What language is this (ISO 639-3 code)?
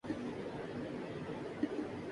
urd